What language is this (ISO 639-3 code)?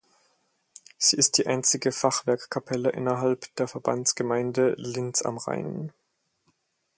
deu